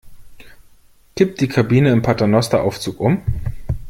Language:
German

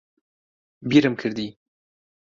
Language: Central Kurdish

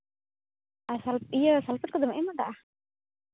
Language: Santali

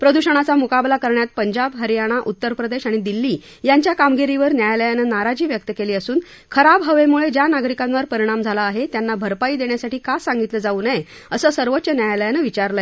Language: Marathi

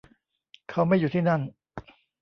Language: Thai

